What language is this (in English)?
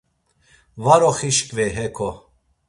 Laz